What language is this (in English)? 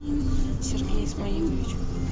Russian